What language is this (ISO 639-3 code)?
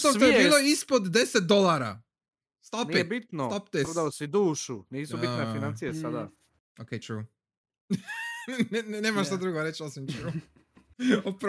hrv